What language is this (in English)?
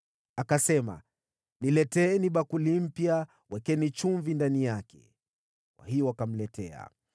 Swahili